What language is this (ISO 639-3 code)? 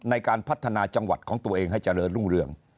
tha